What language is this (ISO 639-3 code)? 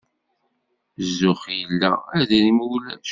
kab